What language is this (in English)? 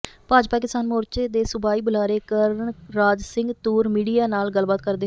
Punjabi